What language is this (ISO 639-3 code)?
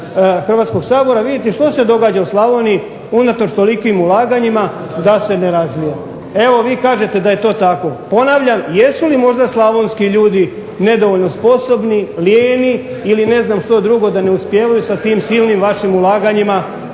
hrv